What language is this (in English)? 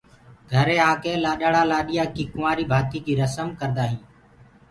Gurgula